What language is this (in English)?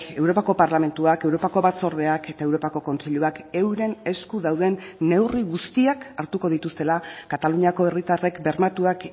Basque